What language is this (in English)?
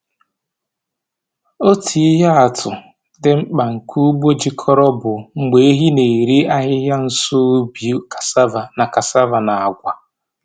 Igbo